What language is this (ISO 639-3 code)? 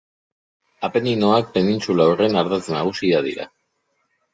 eus